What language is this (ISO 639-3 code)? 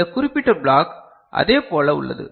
tam